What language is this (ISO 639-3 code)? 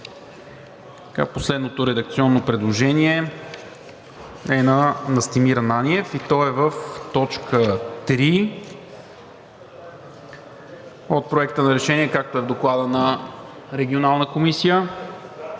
bul